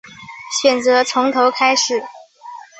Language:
Chinese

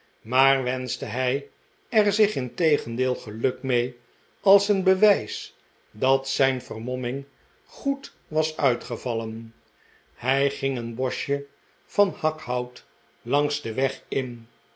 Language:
Dutch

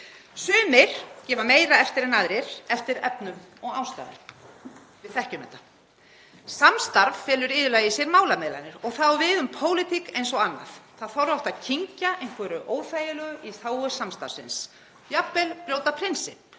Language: Icelandic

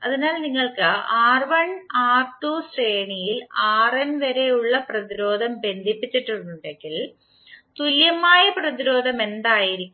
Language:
Malayalam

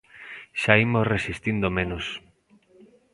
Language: Galician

